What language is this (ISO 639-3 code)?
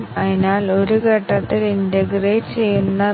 mal